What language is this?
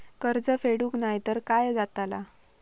Marathi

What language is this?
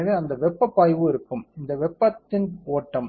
Tamil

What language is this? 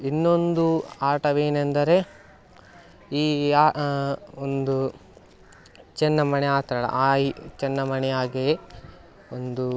Kannada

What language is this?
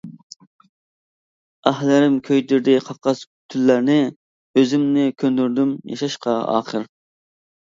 Uyghur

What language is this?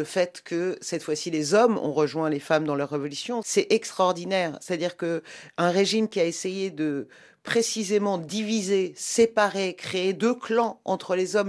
French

